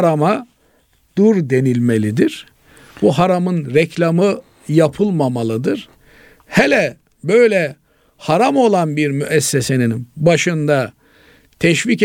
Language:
Turkish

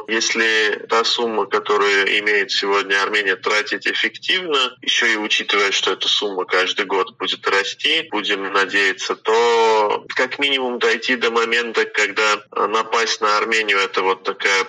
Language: Russian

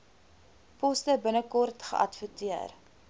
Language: Afrikaans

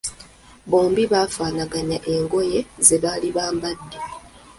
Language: Ganda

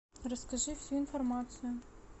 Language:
Russian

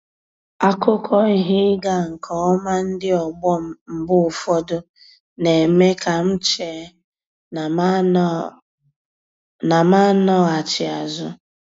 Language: Igbo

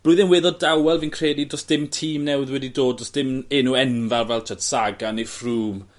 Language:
Welsh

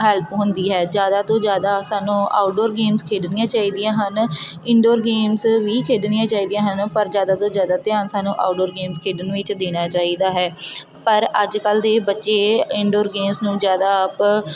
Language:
Punjabi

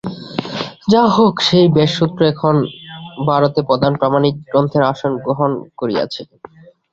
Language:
Bangla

